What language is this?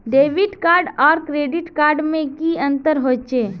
Magahi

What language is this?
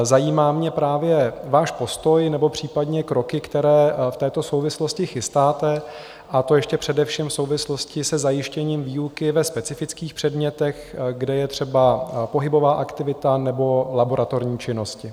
Czech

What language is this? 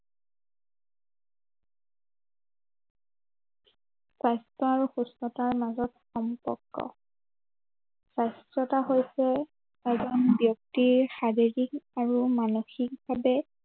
Assamese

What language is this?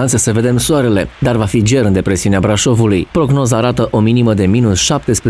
Romanian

